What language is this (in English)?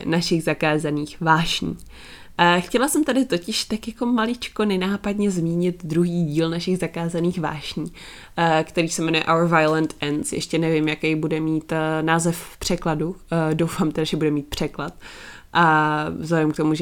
Czech